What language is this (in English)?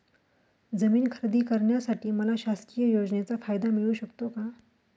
Marathi